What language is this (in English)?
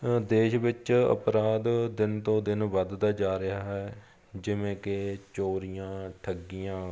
Punjabi